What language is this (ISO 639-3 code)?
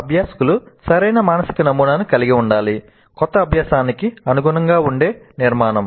tel